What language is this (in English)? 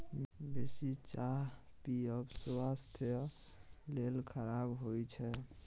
Maithili